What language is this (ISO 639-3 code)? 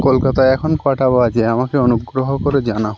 ben